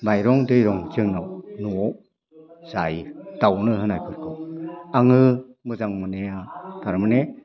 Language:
Bodo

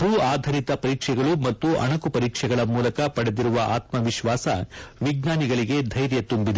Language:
Kannada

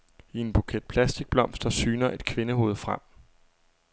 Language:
Danish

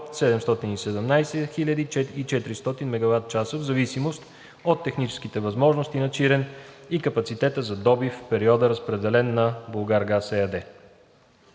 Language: Bulgarian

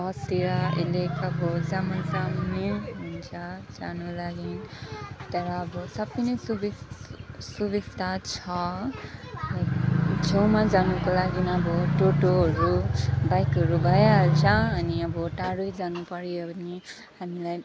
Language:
Nepali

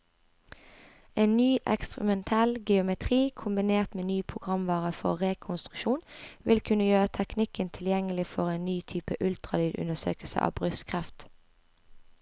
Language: Norwegian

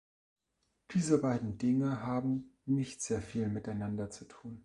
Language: German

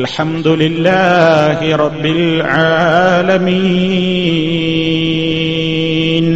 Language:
Malayalam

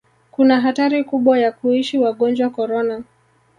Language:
Swahili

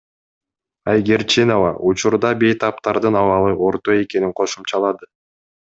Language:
Kyrgyz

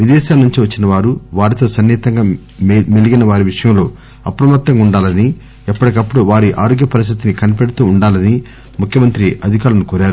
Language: Telugu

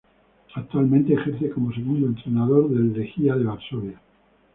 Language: Spanish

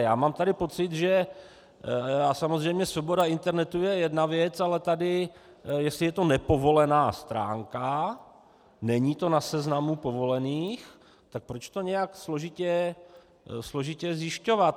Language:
Czech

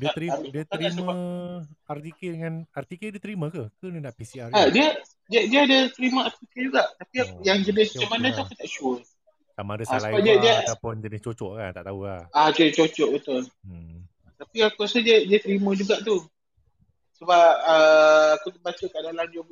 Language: Malay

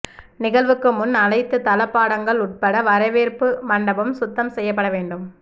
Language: Tamil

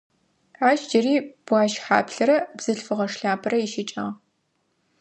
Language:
Adyghe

